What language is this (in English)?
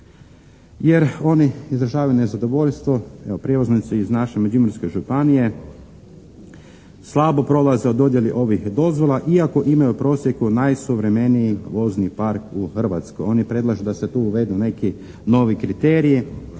Croatian